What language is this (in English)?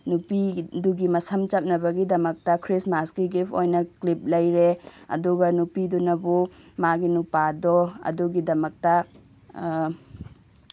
Manipuri